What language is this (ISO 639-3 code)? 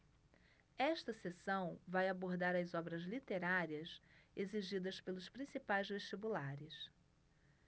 por